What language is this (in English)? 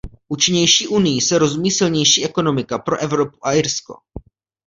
Czech